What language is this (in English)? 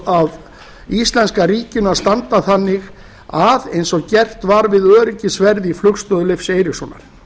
Icelandic